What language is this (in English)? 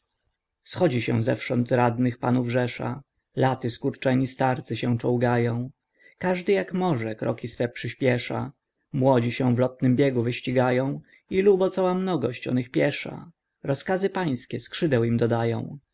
Polish